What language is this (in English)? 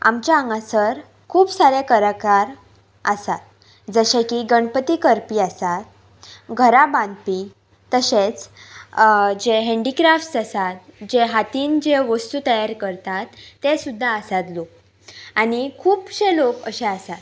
Konkani